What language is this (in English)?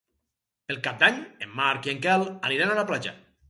Catalan